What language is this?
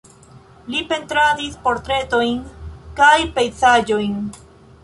Esperanto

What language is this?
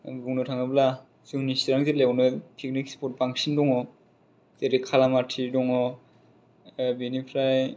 Bodo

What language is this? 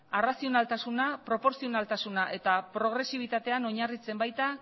Basque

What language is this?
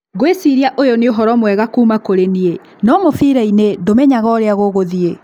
Kikuyu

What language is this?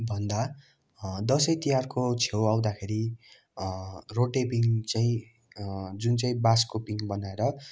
Nepali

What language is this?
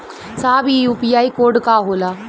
Bhojpuri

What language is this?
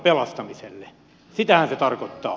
Finnish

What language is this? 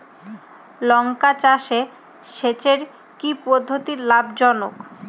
Bangla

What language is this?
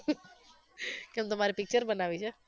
Gujarati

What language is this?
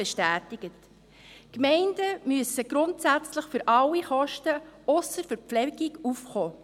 Swiss German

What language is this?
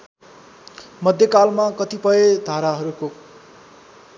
Nepali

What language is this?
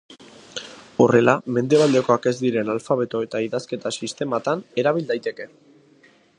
Basque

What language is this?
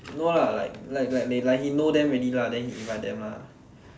English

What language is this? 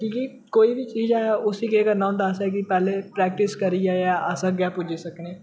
Dogri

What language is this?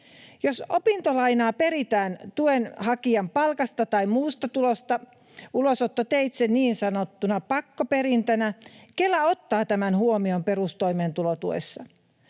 Finnish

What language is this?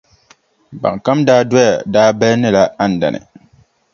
Dagbani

